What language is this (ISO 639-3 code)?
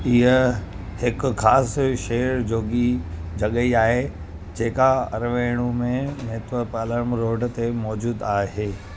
snd